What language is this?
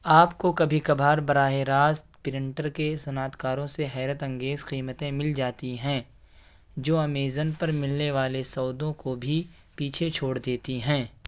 Urdu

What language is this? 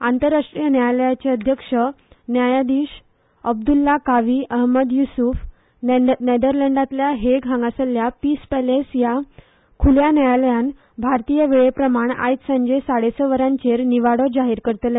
Konkani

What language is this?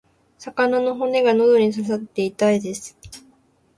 Japanese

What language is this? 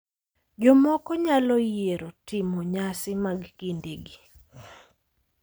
Luo (Kenya and Tanzania)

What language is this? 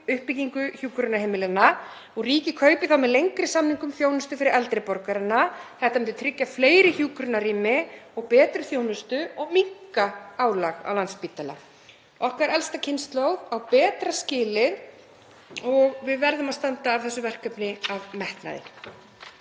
Icelandic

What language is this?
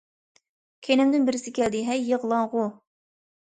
Uyghur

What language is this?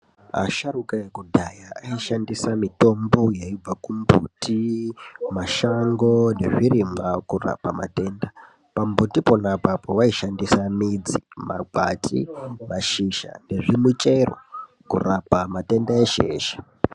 Ndau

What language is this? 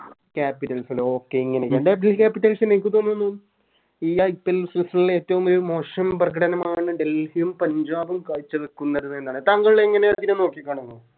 Malayalam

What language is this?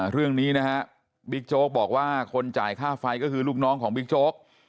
Thai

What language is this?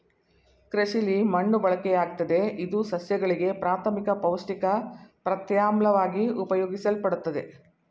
Kannada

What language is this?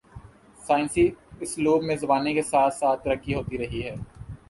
Urdu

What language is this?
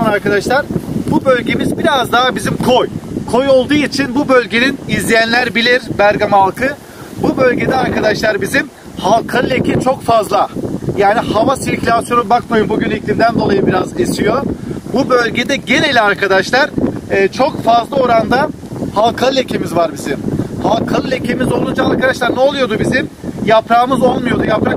Turkish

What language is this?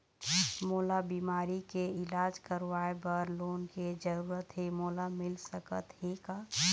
Chhattisgarhi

